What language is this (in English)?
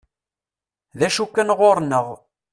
Kabyle